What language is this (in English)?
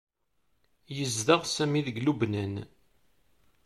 Kabyle